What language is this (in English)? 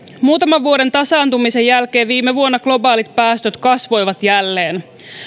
Finnish